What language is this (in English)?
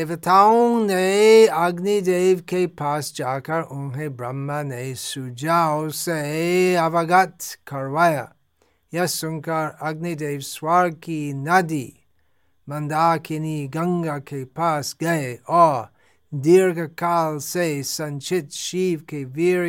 Hindi